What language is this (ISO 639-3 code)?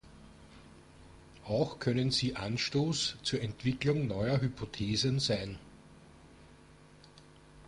deu